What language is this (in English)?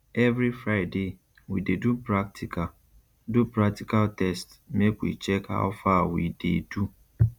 Nigerian Pidgin